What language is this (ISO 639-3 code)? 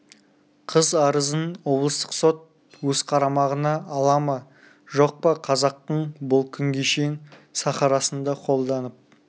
kaz